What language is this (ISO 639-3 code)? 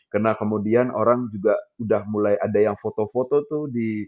ind